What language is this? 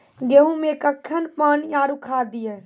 Maithili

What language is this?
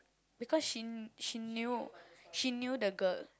English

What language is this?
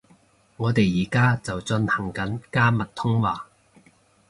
Cantonese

